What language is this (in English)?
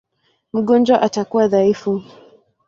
Swahili